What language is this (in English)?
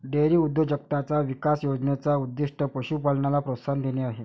Marathi